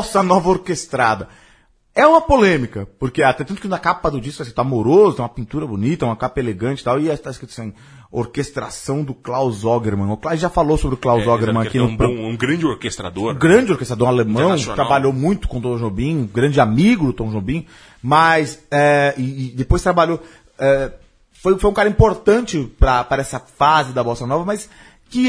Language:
Portuguese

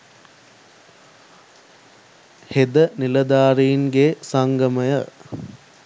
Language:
Sinhala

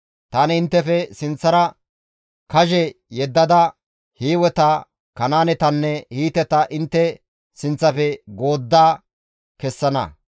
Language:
Gamo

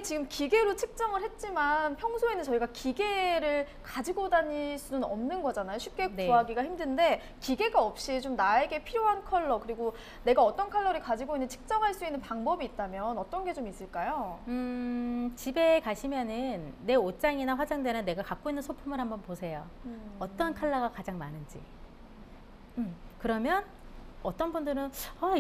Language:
Korean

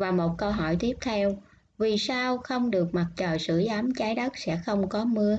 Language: Vietnamese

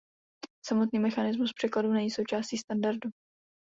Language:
Czech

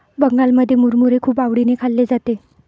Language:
Marathi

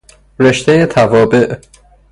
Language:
Persian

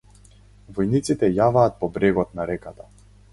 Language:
Macedonian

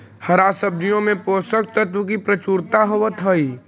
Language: Magahi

